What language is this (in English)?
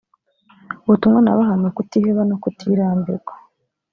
Kinyarwanda